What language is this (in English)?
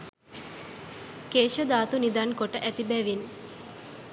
Sinhala